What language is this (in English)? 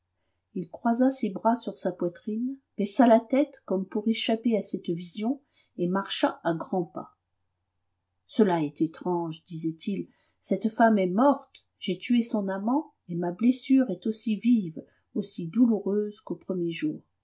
French